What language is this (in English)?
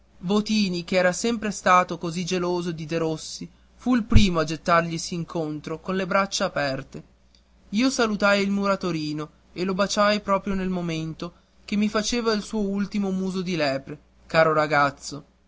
Italian